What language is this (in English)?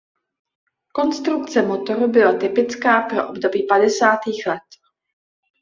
Czech